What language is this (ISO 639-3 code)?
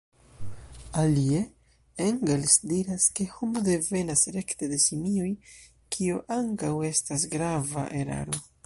epo